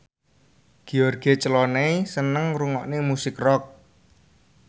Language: Javanese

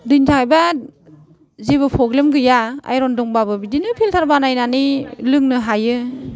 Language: Bodo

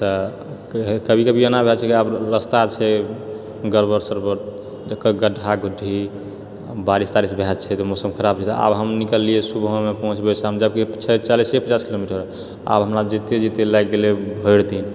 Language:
Maithili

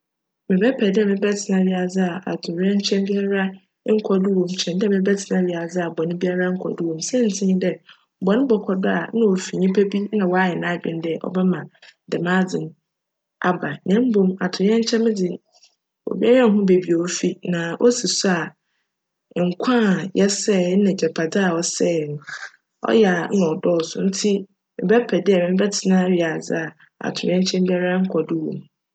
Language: Akan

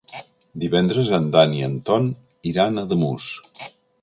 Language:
Catalan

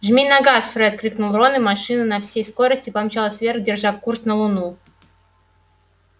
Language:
Russian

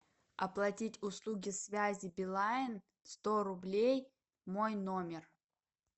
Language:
Russian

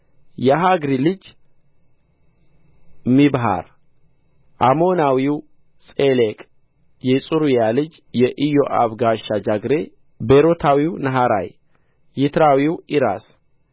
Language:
Amharic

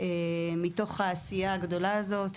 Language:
Hebrew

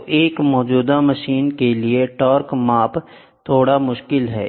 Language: Hindi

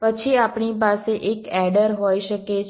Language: Gujarati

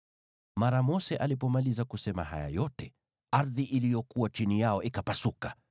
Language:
Swahili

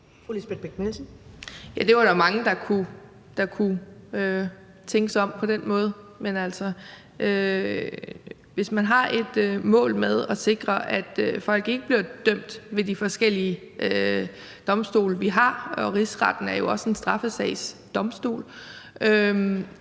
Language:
Danish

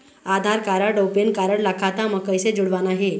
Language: Chhattisgarhi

